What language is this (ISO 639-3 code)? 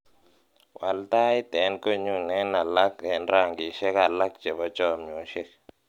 kln